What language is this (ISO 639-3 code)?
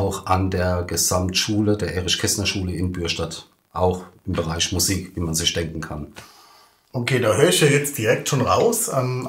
deu